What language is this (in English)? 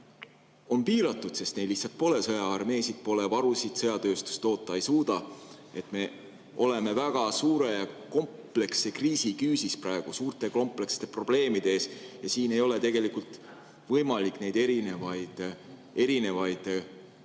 Estonian